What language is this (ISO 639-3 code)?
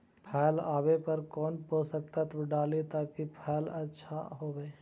mag